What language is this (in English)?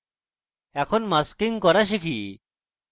Bangla